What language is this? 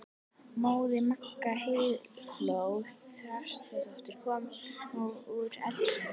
Icelandic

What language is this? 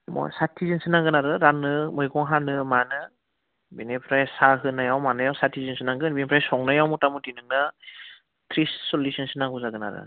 Bodo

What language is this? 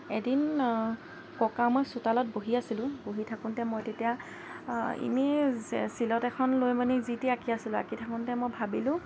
Assamese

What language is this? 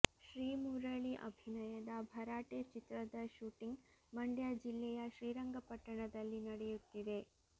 Kannada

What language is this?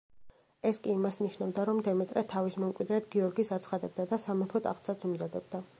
Georgian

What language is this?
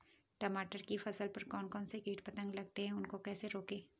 Hindi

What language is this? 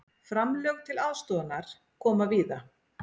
Icelandic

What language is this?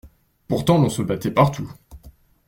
French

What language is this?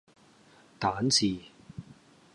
Cantonese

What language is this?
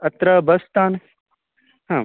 Sanskrit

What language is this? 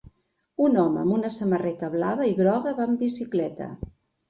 Catalan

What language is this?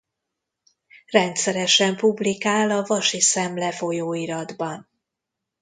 Hungarian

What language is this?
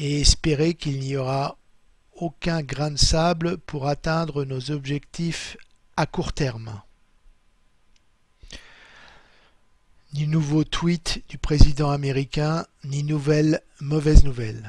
French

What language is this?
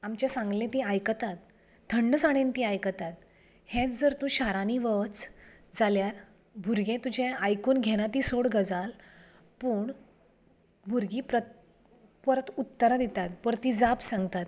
Konkani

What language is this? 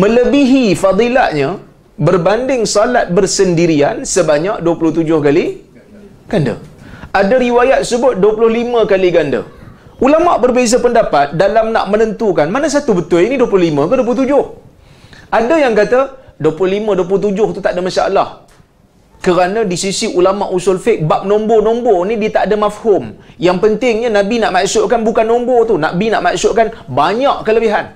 Malay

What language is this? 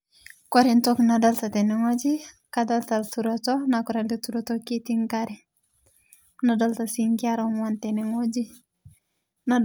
Masai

